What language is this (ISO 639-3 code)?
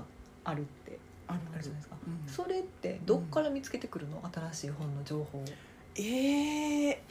jpn